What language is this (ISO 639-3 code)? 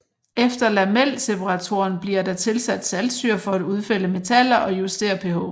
dan